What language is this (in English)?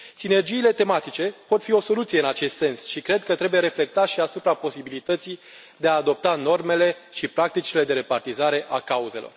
Romanian